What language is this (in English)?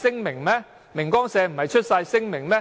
Cantonese